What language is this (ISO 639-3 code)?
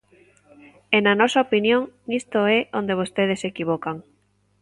glg